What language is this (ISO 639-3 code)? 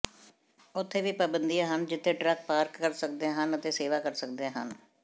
pan